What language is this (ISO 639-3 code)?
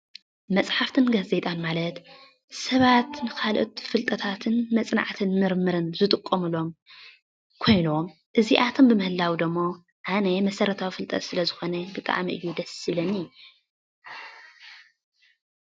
tir